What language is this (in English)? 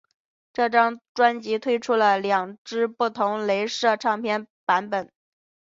Chinese